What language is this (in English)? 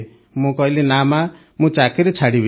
Odia